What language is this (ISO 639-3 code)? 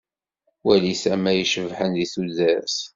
kab